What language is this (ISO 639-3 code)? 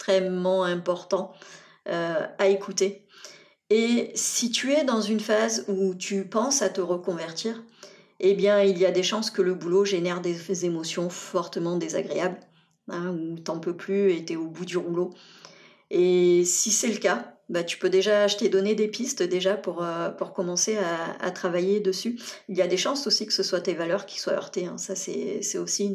fra